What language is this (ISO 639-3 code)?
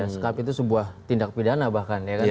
ind